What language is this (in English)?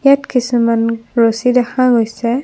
Assamese